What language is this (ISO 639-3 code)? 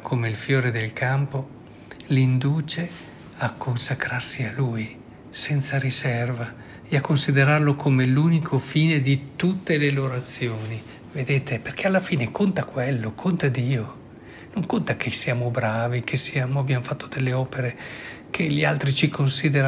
ita